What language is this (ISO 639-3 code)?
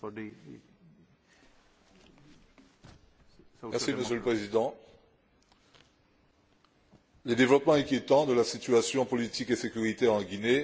fra